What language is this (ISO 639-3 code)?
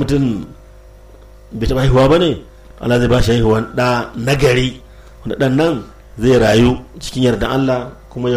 ara